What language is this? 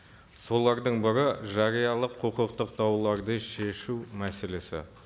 Kazakh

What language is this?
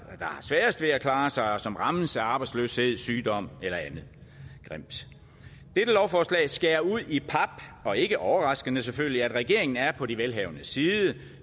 Danish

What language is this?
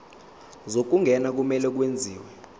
Zulu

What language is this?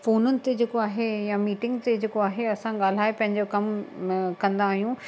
Sindhi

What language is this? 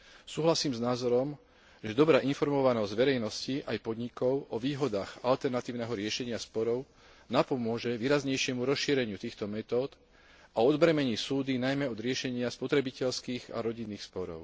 Slovak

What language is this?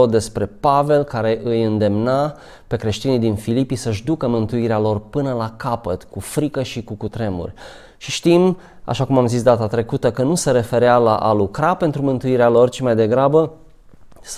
Romanian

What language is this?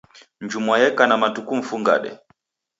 Taita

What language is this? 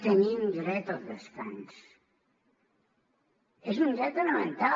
Catalan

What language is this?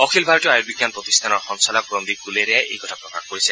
Assamese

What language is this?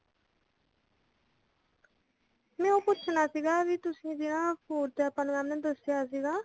Punjabi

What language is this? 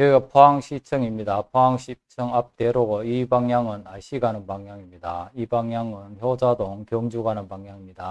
Korean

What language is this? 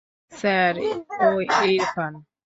Bangla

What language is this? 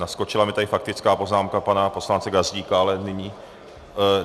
Czech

